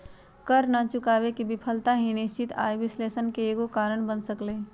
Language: Magahi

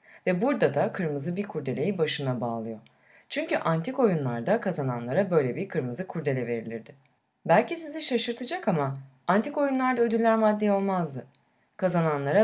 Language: Turkish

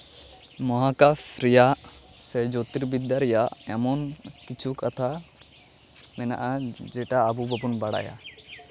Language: Santali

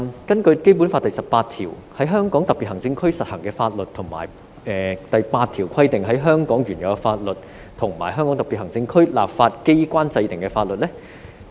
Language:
Cantonese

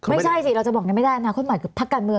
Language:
Thai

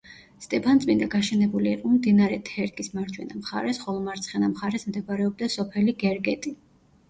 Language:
Georgian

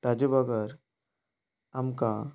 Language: Konkani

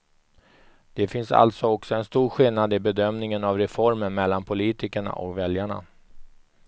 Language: Swedish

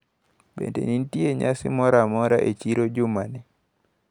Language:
Luo (Kenya and Tanzania)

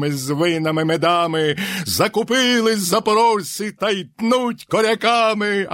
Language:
Ukrainian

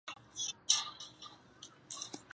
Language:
Chinese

